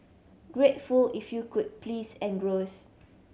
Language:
English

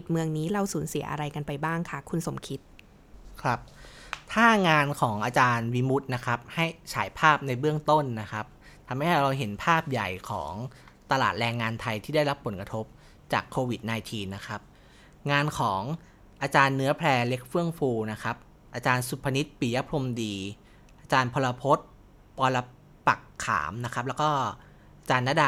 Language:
Thai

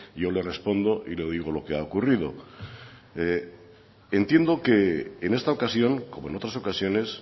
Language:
Spanish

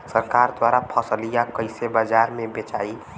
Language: Bhojpuri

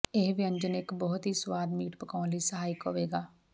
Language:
Punjabi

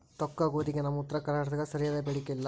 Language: Kannada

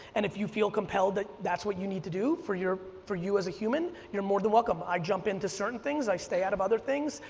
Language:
English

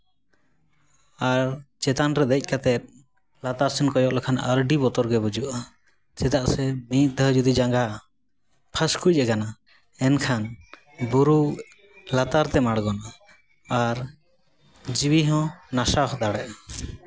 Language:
Santali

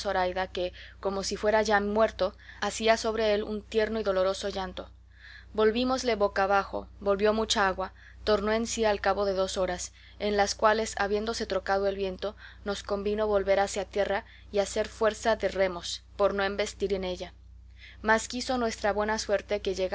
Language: Spanish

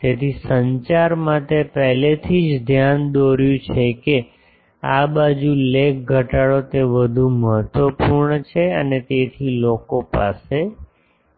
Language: Gujarati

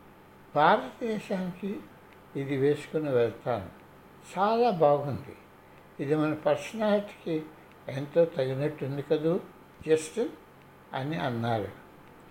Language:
Telugu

